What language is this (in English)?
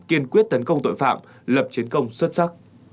Vietnamese